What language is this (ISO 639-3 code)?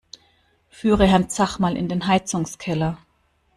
deu